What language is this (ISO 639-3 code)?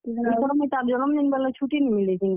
ori